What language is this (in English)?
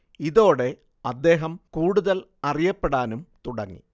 Malayalam